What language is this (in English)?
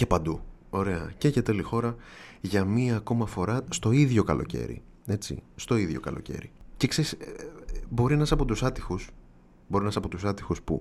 Greek